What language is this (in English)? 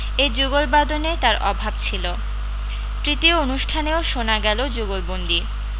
Bangla